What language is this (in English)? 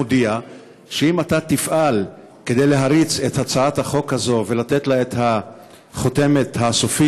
Hebrew